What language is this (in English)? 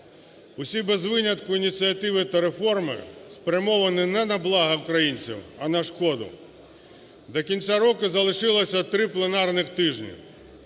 Ukrainian